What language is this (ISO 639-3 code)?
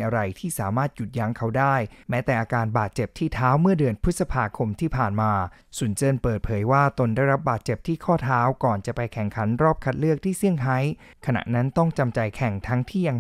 tha